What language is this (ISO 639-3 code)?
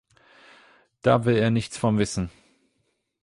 deu